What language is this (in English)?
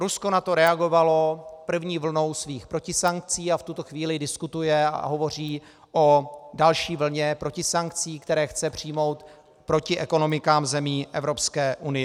Czech